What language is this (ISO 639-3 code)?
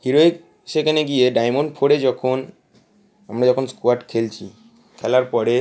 ben